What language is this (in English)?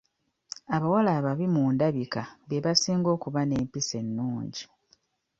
Ganda